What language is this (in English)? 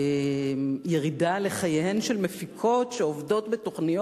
Hebrew